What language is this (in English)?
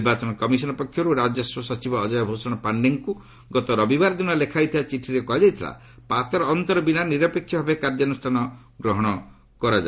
Odia